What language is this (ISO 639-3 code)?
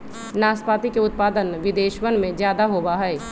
mag